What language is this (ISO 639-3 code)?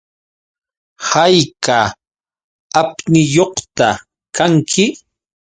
qux